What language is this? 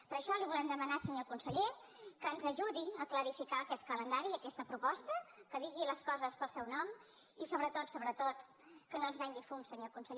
Catalan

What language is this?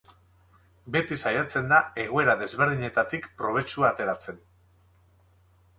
Basque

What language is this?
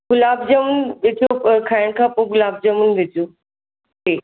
Sindhi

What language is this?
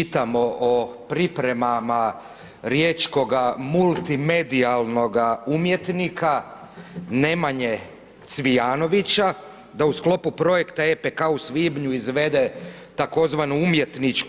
Croatian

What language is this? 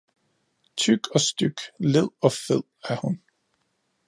Danish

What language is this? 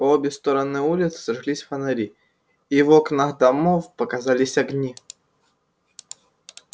Russian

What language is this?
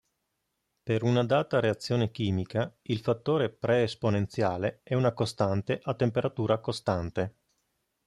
Italian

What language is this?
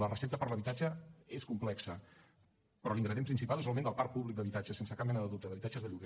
Catalan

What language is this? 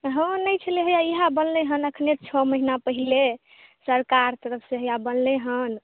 Maithili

